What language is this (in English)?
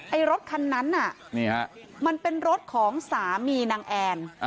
Thai